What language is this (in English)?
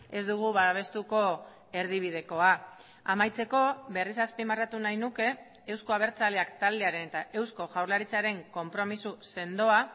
Basque